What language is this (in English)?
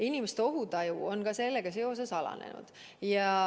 Estonian